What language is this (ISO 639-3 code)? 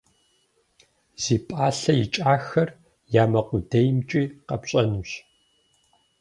kbd